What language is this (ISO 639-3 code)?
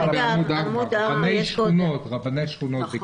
heb